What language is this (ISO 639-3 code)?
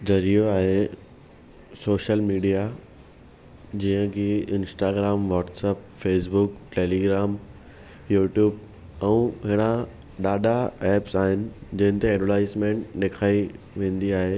snd